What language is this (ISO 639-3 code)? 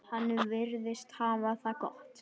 isl